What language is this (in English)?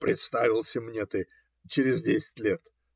Russian